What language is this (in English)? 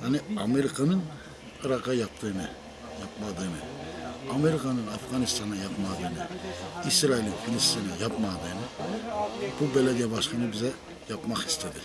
Turkish